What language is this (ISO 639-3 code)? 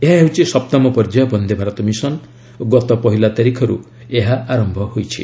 ori